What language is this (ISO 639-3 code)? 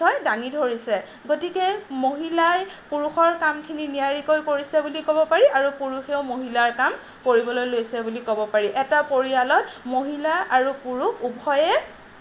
asm